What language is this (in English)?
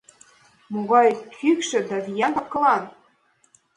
Mari